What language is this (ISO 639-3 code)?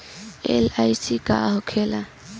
bho